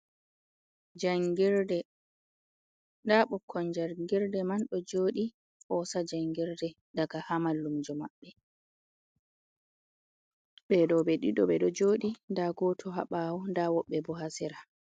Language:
Fula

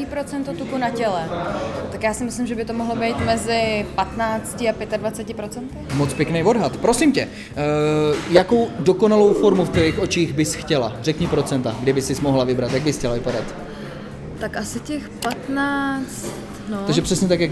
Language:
Czech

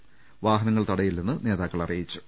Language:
Malayalam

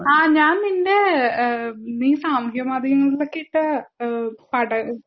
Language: Malayalam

